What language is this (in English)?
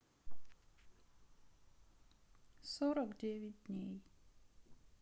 Russian